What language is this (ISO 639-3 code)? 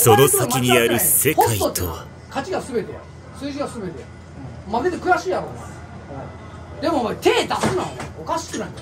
jpn